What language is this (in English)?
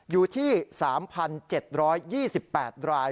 Thai